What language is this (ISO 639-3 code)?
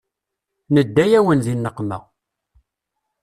kab